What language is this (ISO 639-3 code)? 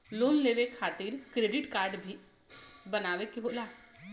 bho